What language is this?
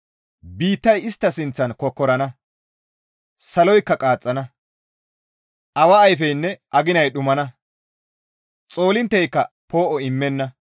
Gamo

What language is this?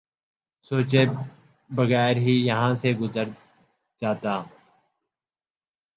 Urdu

